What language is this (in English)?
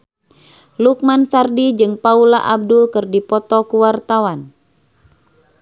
Sundanese